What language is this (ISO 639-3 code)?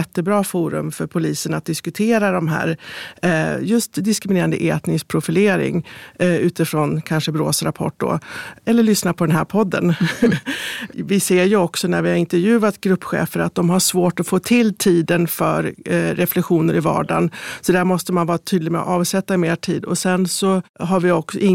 swe